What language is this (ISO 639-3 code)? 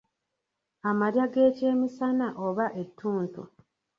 lug